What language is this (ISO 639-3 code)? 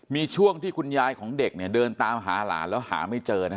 tha